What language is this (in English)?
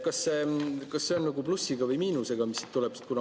Estonian